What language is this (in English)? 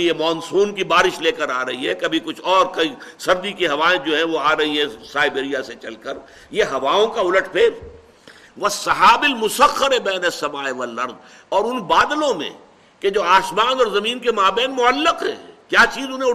Urdu